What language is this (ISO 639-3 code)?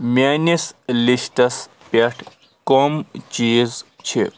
kas